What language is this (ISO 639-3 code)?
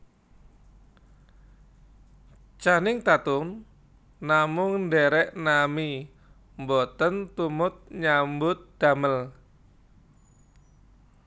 jav